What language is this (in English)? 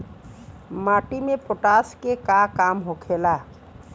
Bhojpuri